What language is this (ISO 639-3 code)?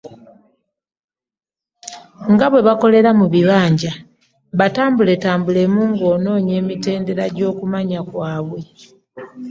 lug